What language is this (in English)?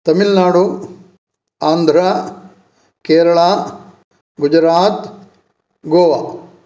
Sanskrit